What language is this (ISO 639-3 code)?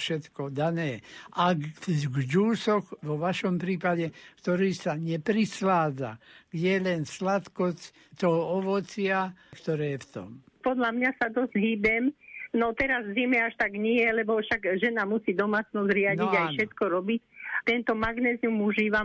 slk